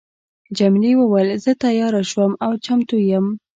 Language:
Pashto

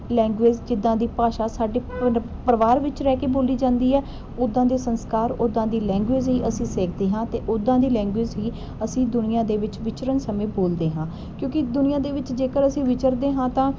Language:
Punjabi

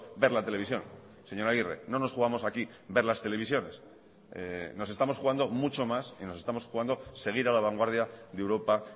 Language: Spanish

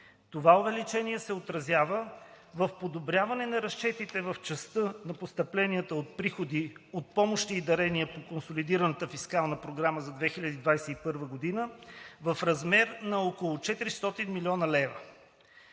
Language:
Bulgarian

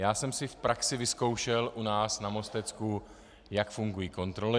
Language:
Czech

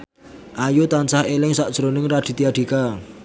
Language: Javanese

